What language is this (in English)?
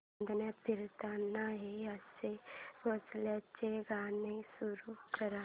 Marathi